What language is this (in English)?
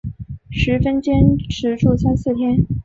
Chinese